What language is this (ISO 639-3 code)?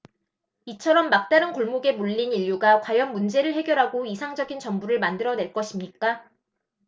kor